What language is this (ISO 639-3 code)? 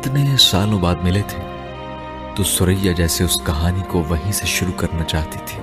urd